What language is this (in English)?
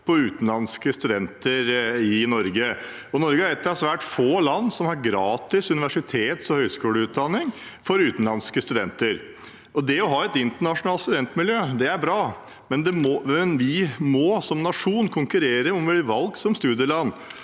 Norwegian